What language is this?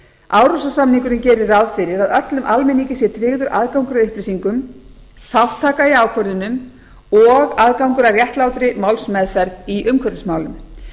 Icelandic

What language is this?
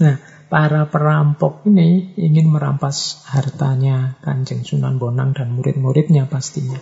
Indonesian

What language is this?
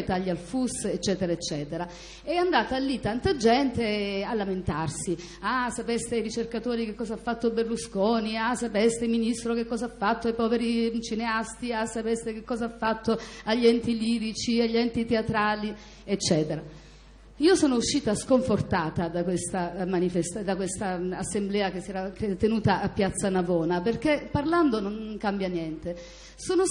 Italian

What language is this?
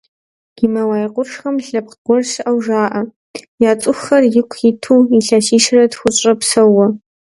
Kabardian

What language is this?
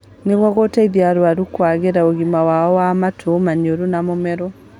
Kikuyu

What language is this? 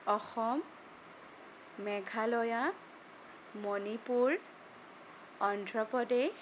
Assamese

